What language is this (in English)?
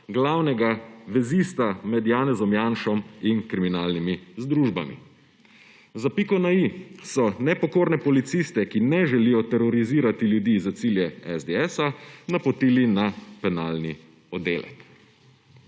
Slovenian